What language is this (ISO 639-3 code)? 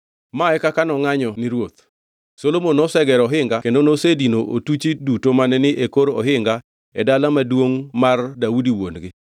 luo